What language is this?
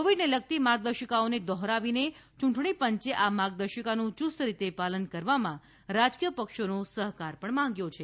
Gujarati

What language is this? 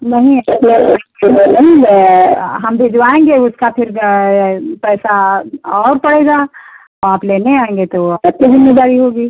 Hindi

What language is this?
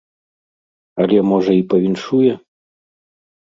Belarusian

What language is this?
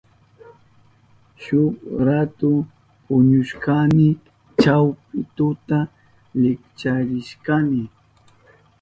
Southern Pastaza Quechua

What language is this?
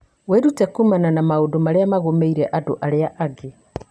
Kikuyu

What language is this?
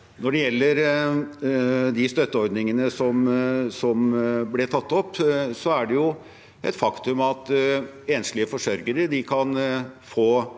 Norwegian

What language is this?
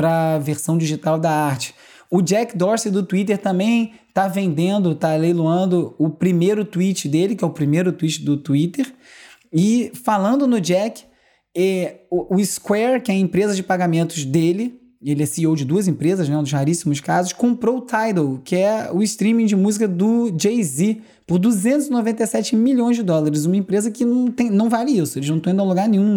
Portuguese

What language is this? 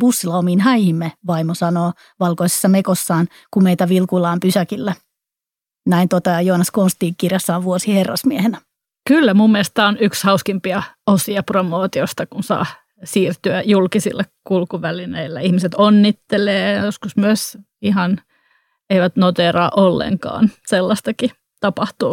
Finnish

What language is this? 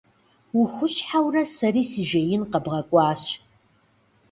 Kabardian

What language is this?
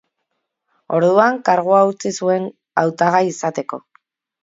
Basque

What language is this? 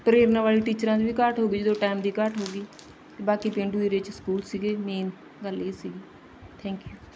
Punjabi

